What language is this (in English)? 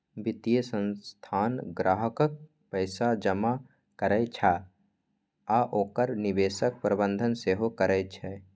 Maithili